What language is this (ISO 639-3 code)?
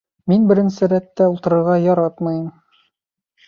bak